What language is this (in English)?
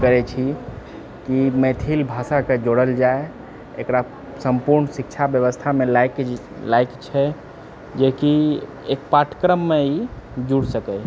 Maithili